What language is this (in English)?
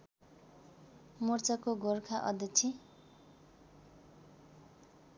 Nepali